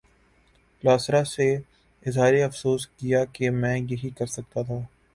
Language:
Urdu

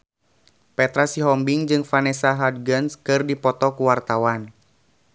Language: Sundanese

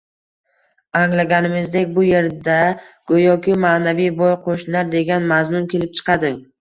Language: Uzbek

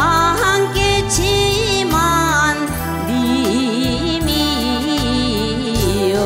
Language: Korean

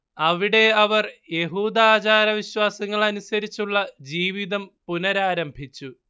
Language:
Malayalam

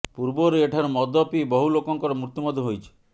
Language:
Odia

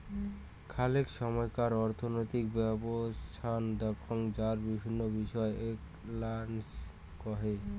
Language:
Bangla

